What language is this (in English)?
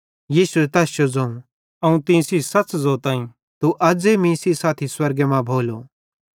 Bhadrawahi